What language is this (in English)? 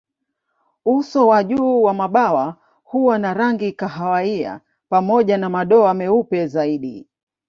Swahili